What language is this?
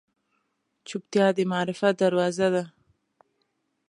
Pashto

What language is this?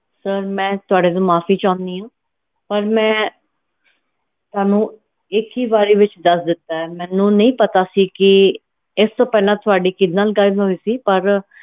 Punjabi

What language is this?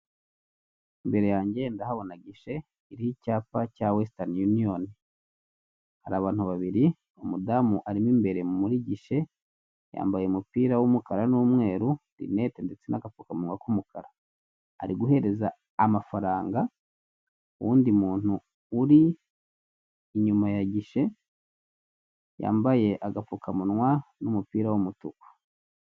Kinyarwanda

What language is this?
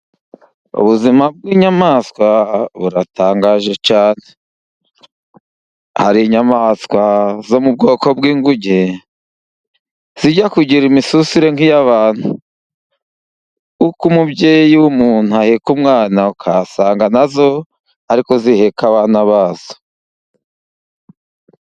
Kinyarwanda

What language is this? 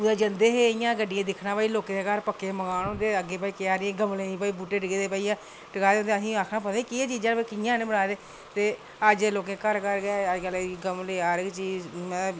Dogri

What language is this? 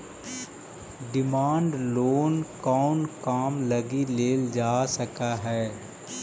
Magahi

